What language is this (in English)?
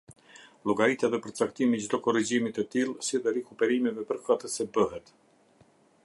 Albanian